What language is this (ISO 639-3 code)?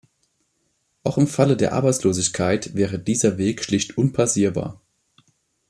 deu